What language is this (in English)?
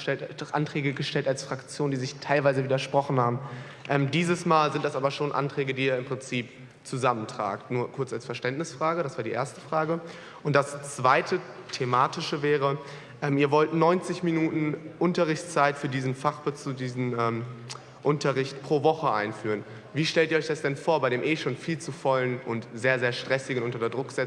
German